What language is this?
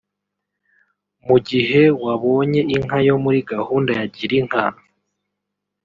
Kinyarwanda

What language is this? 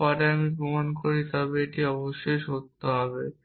Bangla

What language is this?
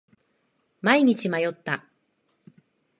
Japanese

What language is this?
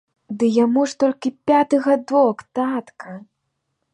Belarusian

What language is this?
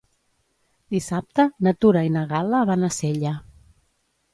Catalan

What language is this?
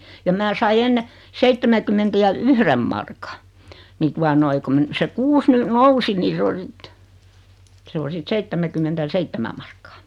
Finnish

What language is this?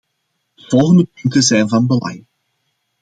Dutch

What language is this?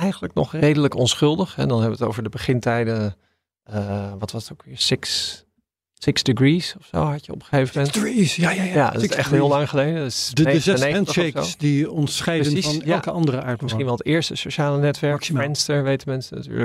Dutch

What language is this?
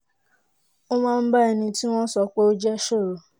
Yoruba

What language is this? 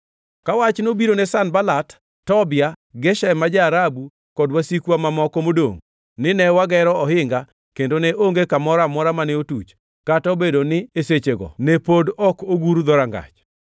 Luo (Kenya and Tanzania)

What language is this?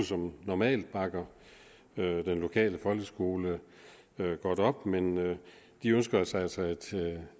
Danish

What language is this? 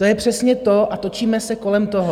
Czech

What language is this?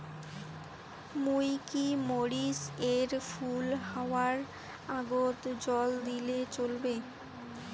Bangla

